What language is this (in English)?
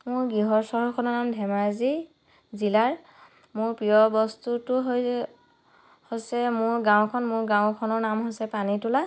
Assamese